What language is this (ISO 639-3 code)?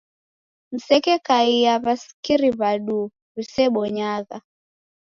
dav